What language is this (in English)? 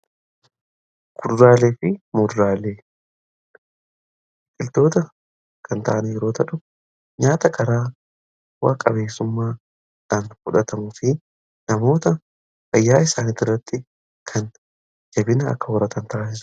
Oromo